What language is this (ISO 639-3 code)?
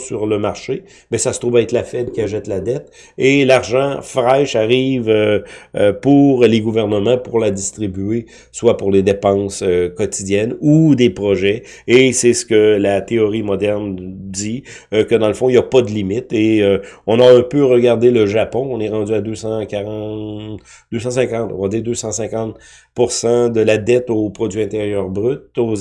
fra